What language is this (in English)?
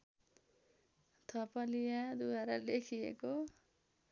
Nepali